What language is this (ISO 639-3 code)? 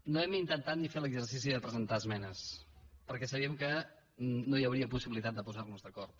cat